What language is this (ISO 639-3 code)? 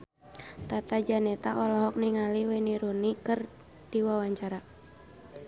sun